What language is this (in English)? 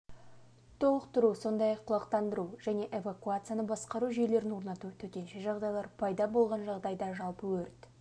Kazakh